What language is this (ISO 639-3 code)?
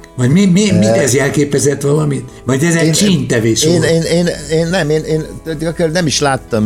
hun